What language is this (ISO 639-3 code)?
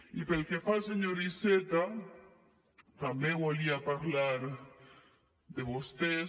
cat